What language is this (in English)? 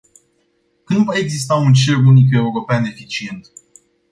Romanian